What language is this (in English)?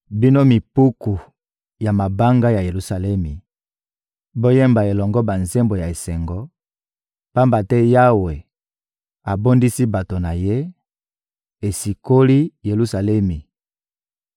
Lingala